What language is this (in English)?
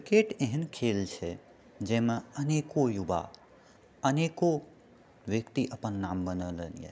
Maithili